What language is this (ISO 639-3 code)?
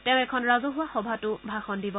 asm